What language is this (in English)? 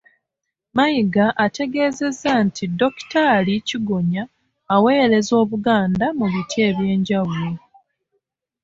Ganda